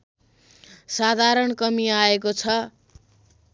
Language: Nepali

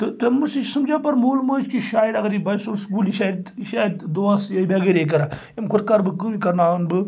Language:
Kashmiri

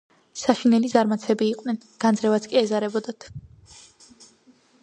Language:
Georgian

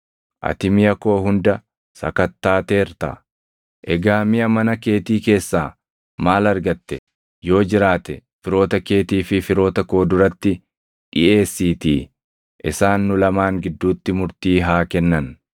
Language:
Oromo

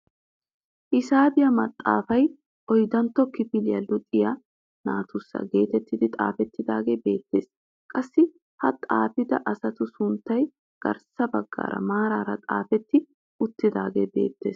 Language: Wolaytta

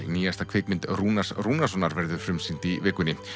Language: Icelandic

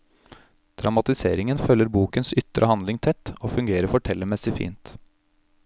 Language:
Norwegian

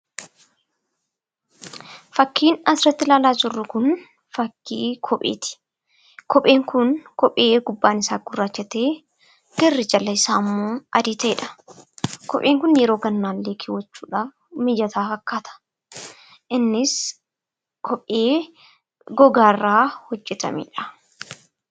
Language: Oromo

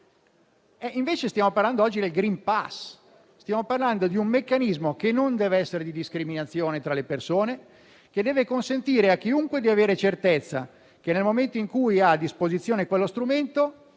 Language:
Italian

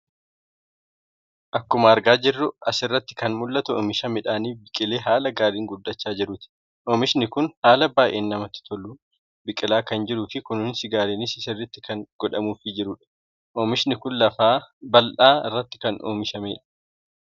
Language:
Oromo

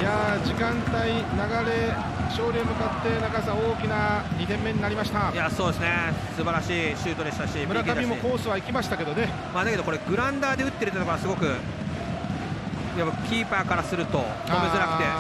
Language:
Japanese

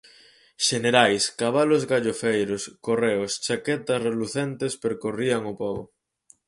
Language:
Galician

